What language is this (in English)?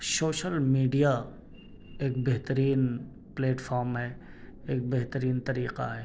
Urdu